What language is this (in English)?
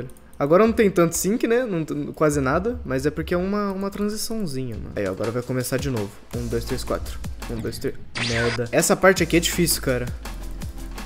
Portuguese